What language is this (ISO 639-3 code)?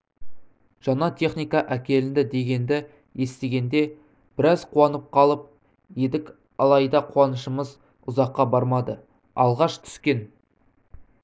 kaz